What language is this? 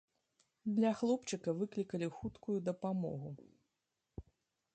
Belarusian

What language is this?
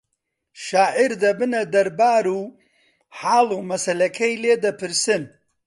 Central Kurdish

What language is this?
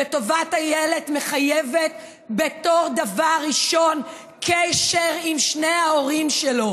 Hebrew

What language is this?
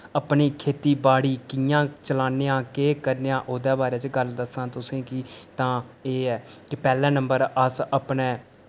Dogri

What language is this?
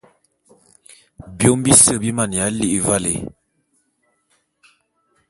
Bulu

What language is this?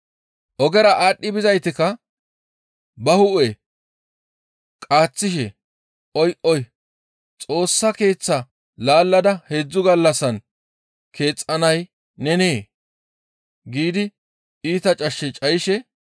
Gamo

